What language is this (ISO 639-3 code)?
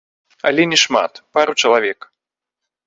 bel